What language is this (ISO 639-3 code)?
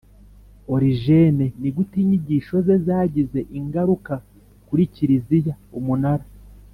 kin